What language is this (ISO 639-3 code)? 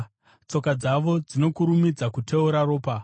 sna